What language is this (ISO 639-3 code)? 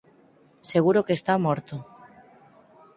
glg